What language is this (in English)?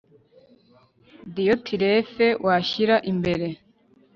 Kinyarwanda